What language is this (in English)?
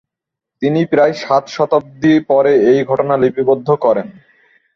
Bangla